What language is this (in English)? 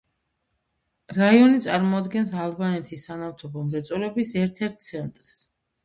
Georgian